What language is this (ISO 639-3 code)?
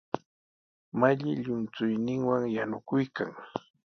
qws